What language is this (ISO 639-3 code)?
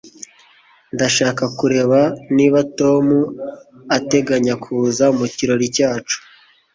kin